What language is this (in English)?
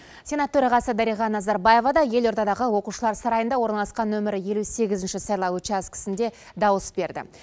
Kazakh